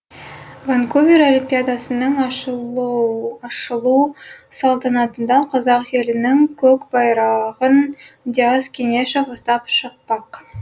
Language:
Kazakh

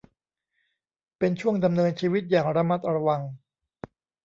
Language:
Thai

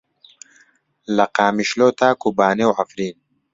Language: Central Kurdish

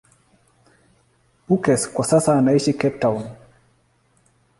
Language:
Swahili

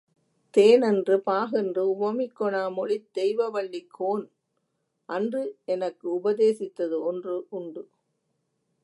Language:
Tamil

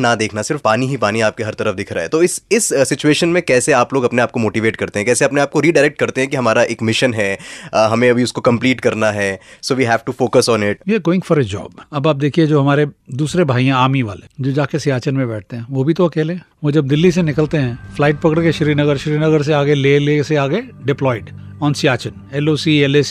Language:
Hindi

